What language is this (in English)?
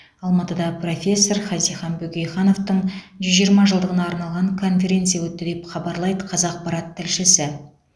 Kazakh